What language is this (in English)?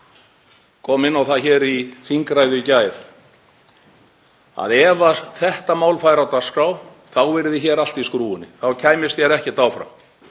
Icelandic